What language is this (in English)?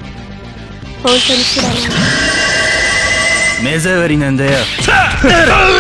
Japanese